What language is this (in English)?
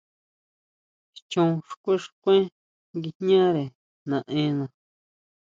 Huautla Mazatec